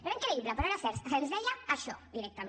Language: Catalan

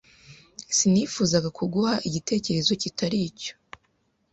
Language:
Kinyarwanda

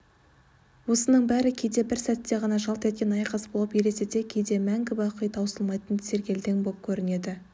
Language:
Kazakh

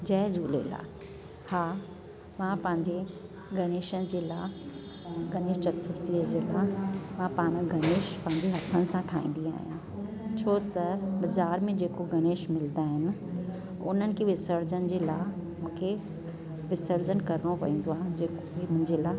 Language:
Sindhi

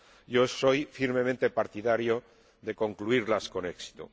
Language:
Spanish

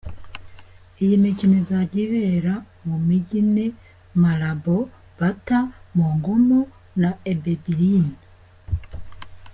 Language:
Kinyarwanda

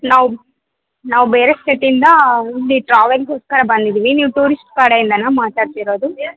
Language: Kannada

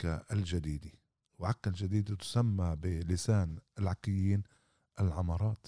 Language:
Arabic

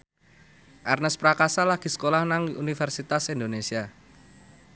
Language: Javanese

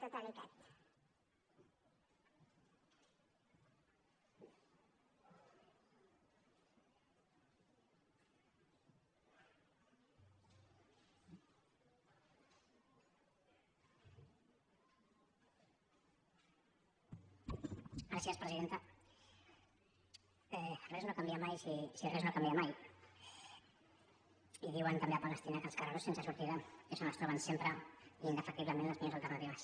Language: Catalan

